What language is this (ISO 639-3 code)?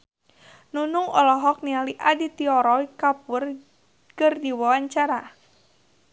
sun